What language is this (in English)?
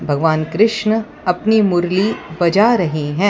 Hindi